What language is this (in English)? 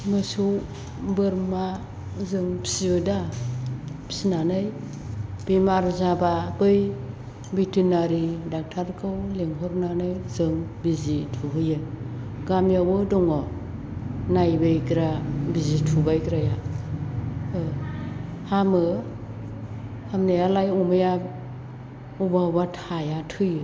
Bodo